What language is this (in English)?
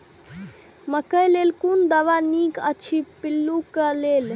Maithili